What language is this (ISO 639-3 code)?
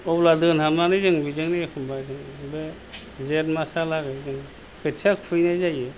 brx